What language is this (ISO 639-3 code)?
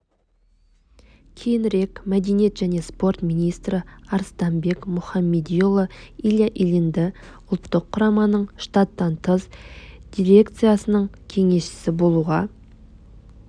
kaz